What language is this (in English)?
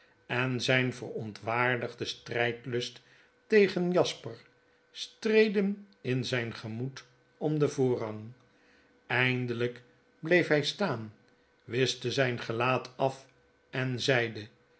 Dutch